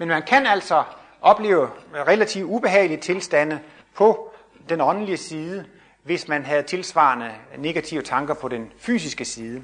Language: Danish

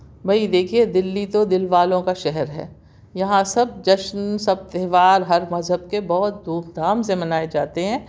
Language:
Urdu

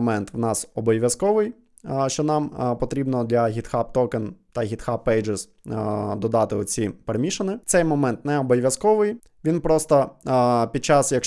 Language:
Ukrainian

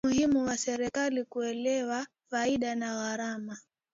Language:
Swahili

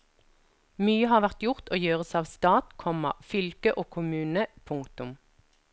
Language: Norwegian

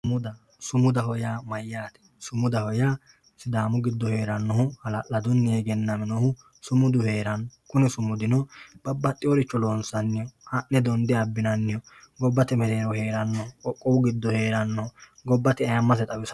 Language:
Sidamo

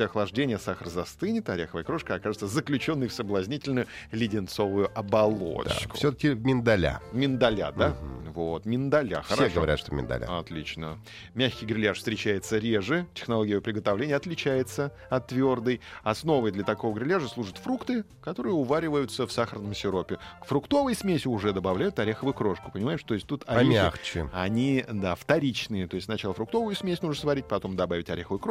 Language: Russian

